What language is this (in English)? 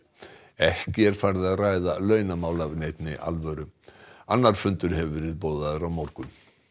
Icelandic